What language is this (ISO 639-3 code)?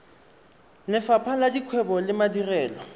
tsn